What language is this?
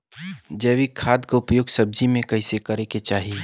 Bhojpuri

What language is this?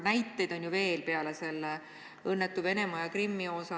Estonian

